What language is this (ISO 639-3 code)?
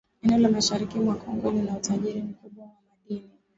swa